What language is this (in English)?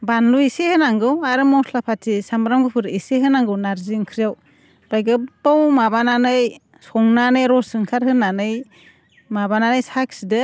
Bodo